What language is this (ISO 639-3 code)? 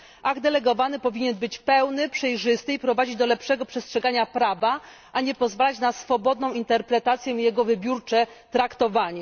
pol